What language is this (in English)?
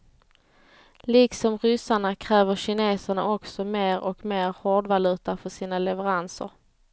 Swedish